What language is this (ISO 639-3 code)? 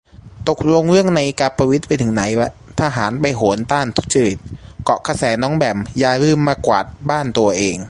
tha